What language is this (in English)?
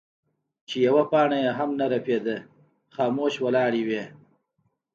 Pashto